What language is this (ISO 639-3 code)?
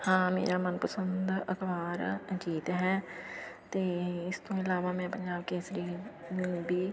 pan